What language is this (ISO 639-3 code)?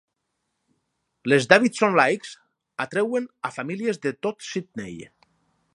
cat